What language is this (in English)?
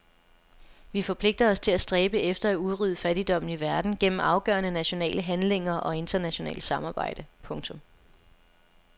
Danish